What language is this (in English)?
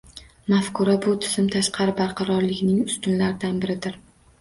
Uzbek